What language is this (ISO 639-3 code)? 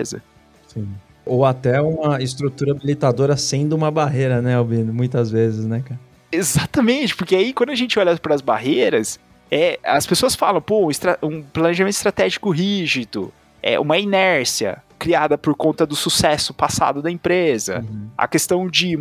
por